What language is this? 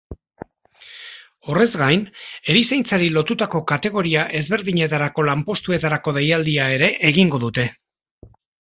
Basque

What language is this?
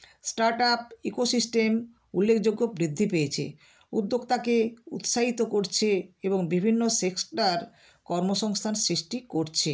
Bangla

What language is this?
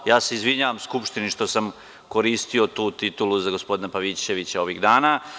Serbian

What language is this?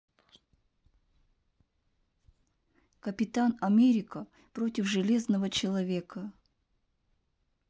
Russian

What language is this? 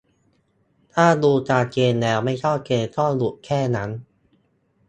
Thai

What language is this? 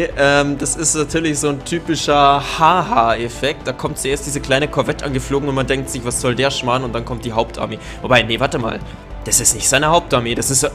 German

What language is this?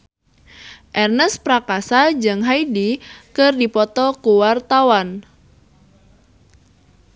Sundanese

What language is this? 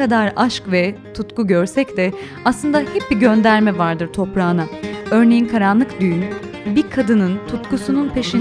Turkish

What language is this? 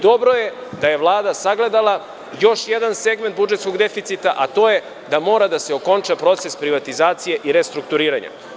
Serbian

